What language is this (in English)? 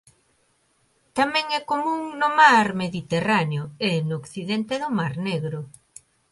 Galician